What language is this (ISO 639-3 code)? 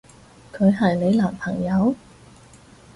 yue